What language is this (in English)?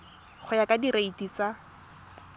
Tswana